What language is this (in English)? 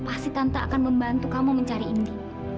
Indonesian